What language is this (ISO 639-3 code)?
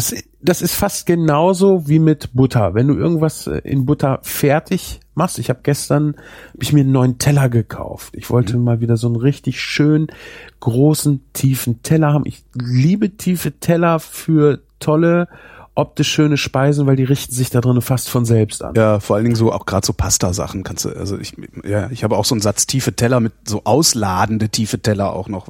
deu